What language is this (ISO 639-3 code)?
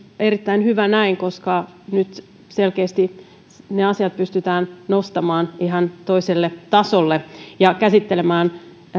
fin